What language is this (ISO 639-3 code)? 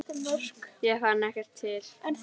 isl